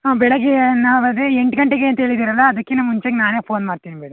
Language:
Kannada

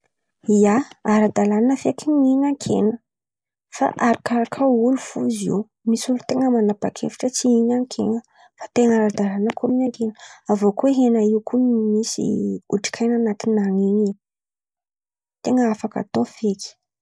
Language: Antankarana Malagasy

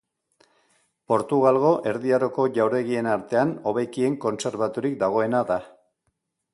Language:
Basque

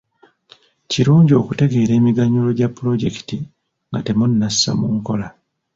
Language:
Ganda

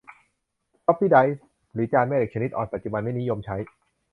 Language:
Thai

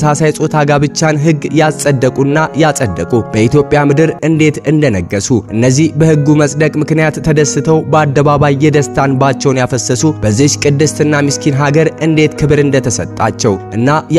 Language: Arabic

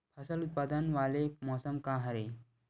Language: Chhattisgarhi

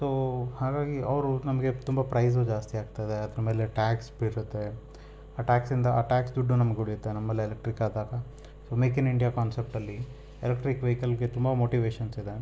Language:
Kannada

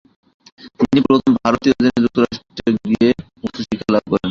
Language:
Bangla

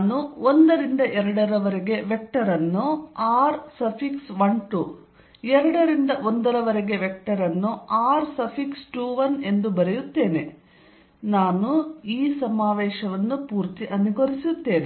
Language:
Kannada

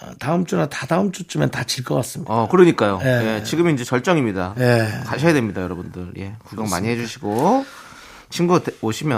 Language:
Korean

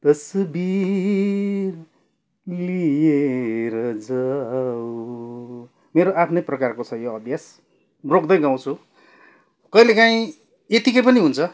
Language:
Nepali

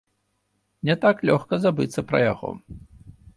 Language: Belarusian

